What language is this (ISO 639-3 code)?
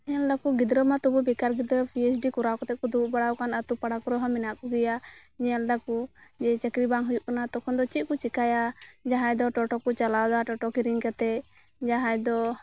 sat